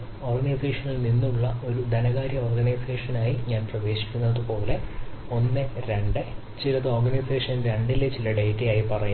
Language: Malayalam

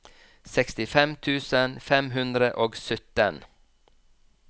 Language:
Norwegian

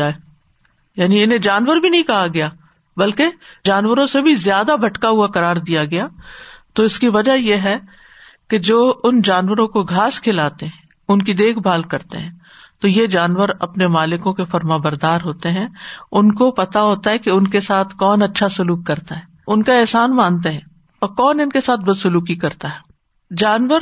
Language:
Urdu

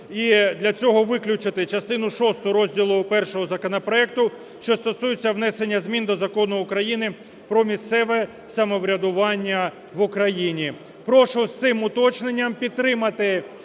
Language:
Ukrainian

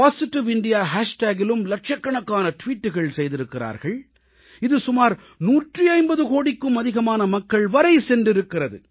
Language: Tamil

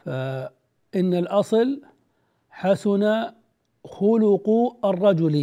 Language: Arabic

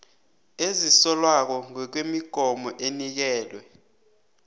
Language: South Ndebele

